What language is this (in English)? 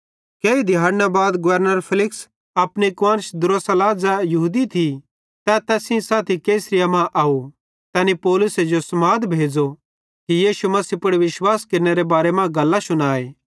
Bhadrawahi